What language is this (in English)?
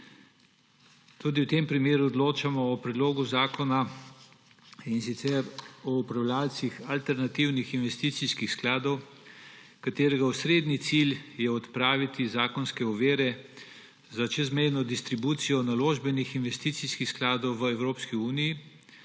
Slovenian